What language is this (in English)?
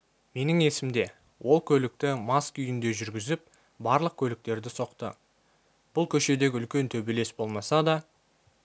Kazakh